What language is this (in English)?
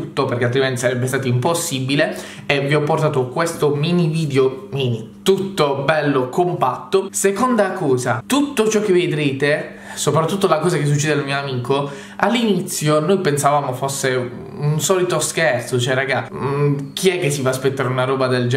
Italian